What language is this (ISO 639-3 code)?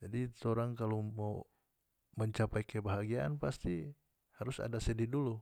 max